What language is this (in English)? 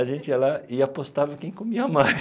Portuguese